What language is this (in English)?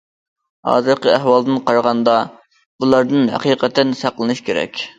Uyghur